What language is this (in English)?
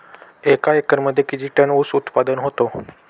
Marathi